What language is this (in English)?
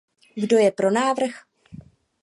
Czech